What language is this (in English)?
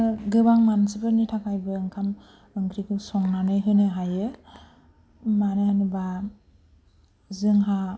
Bodo